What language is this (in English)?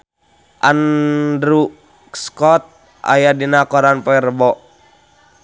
Sundanese